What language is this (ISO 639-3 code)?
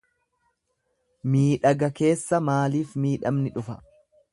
orm